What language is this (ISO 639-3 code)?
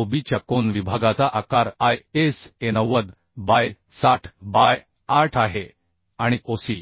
mar